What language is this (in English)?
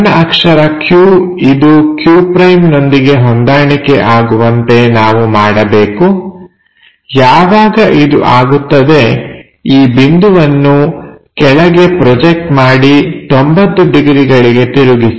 Kannada